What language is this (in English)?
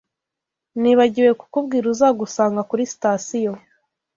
Kinyarwanda